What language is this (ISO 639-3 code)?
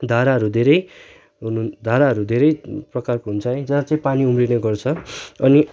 nep